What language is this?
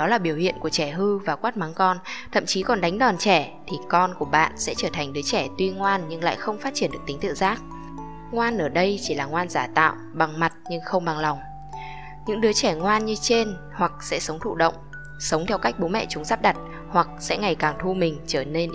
Vietnamese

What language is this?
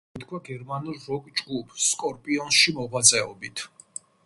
Georgian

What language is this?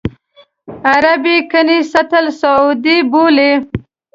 Pashto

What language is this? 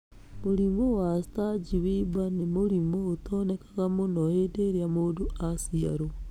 Kikuyu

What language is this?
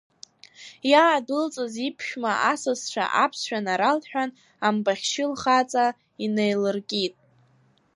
Abkhazian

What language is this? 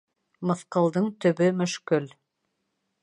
Bashkir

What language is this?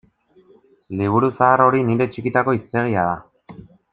Basque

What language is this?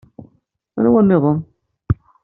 Kabyle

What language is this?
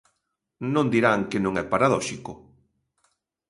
Galician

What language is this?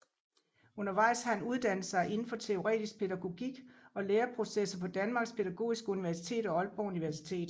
Danish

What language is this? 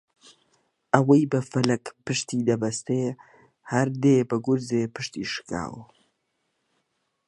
Central Kurdish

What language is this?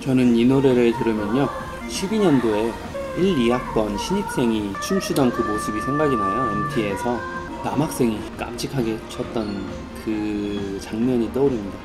Korean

